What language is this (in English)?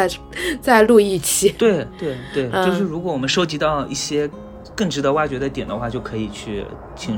Chinese